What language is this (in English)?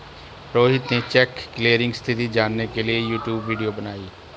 Hindi